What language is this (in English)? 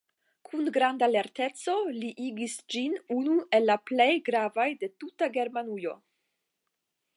Esperanto